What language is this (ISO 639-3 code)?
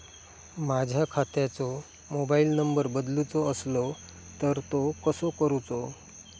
mar